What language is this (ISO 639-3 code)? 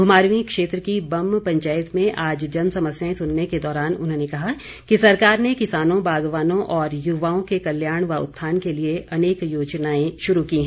hin